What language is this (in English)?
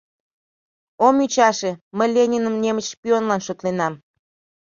Mari